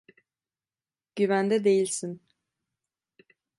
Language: Turkish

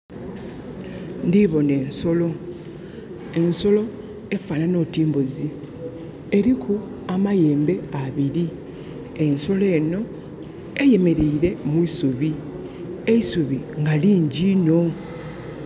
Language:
Soga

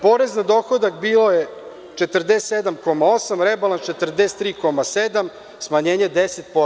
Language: Serbian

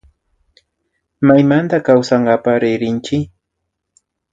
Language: Imbabura Highland Quichua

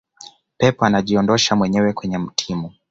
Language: Swahili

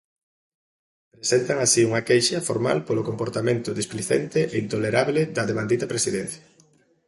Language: Galician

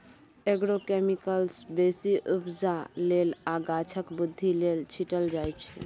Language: Maithili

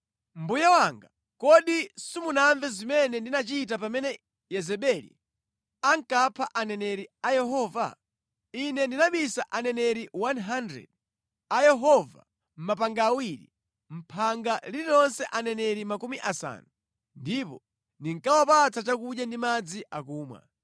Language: Nyanja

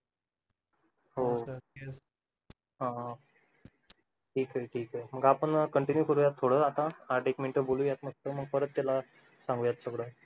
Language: Marathi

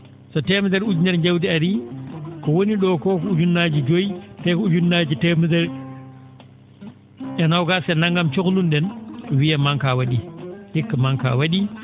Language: Fula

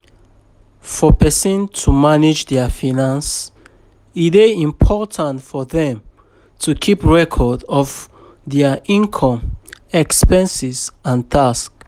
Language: Nigerian Pidgin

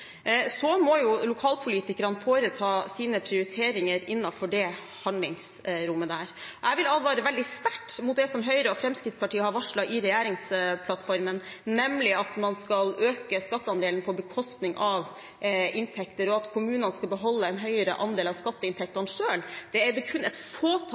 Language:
Norwegian Bokmål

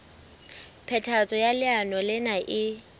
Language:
Southern Sotho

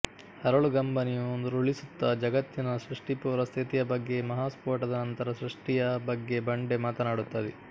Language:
Kannada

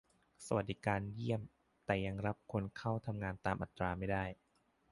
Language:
Thai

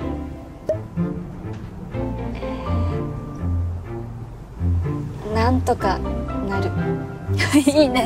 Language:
Japanese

